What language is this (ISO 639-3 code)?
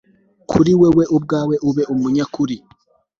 kin